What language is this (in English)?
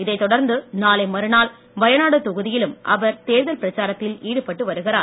Tamil